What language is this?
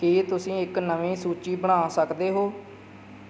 Punjabi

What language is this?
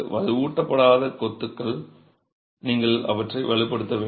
Tamil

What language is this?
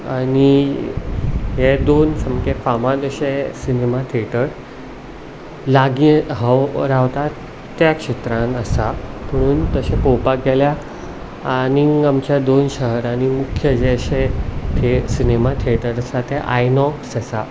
Konkani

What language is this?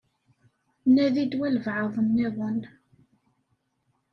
Kabyle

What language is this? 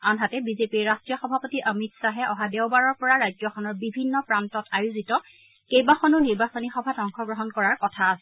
Assamese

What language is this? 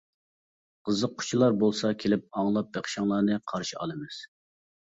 Uyghur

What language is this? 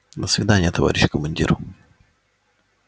Russian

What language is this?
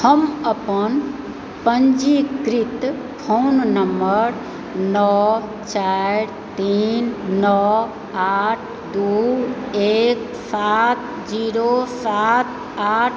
Maithili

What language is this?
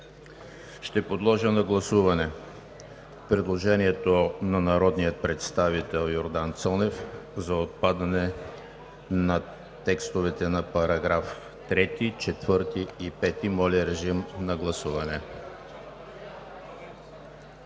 Bulgarian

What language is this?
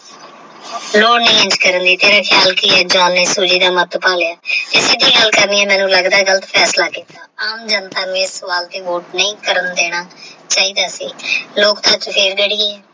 Punjabi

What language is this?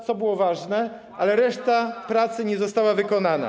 Polish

